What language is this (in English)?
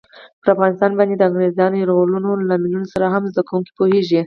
Pashto